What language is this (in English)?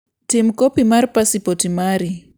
Luo (Kenya and Tanzania)